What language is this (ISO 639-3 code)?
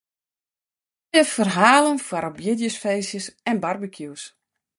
fry